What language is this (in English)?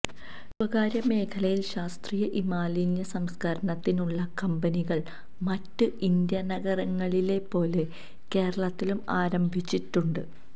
Malayalam